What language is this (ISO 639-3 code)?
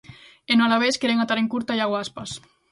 glg